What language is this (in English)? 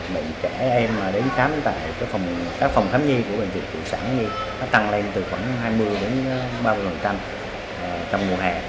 Vietnamese